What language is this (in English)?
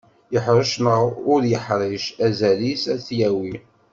Kabyle